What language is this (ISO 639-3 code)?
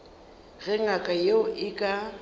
nso